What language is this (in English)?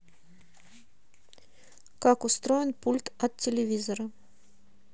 Russian